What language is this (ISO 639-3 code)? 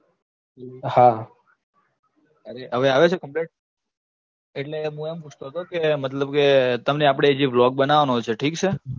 guj